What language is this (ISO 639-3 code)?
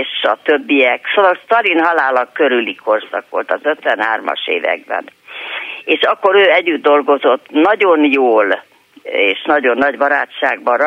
hun